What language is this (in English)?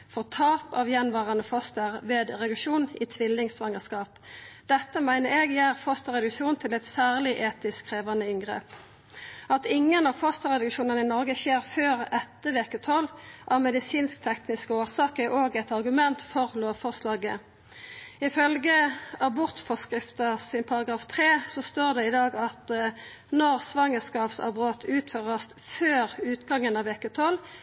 Norwegian Nynorsk